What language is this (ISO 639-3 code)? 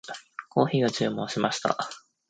jpn